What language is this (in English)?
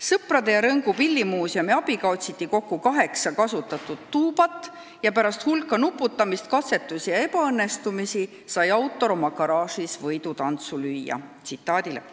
Estonian